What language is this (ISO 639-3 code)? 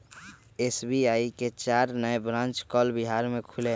mag